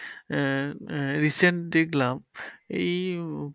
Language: Bangla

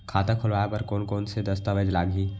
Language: Chhattisgarhi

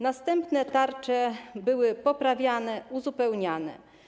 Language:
Polish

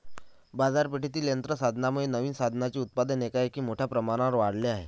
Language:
Marathi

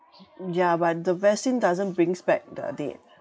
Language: English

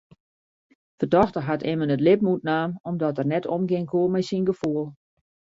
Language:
Western Frisian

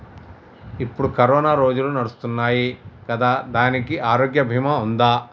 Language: Telugu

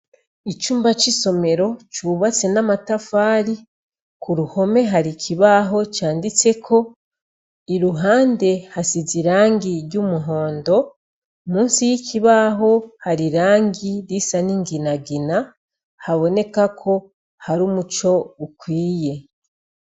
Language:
Rundi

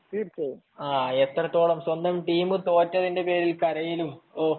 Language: Malayalam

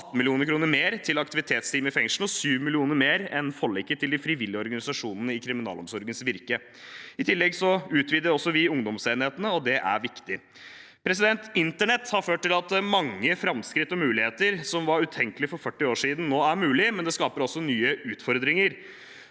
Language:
Norwegian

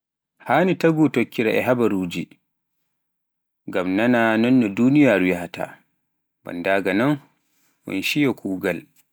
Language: Pular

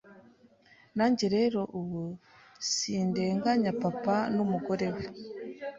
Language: Kinyarwanda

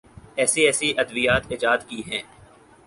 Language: Urdu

